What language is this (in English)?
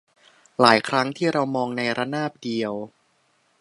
Thai